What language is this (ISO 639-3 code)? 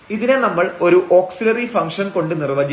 mal